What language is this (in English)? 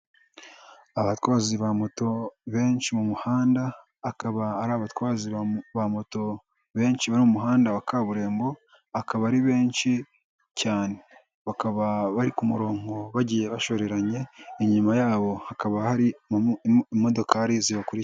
Kinyarwanda